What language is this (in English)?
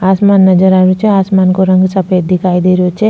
Rajasthani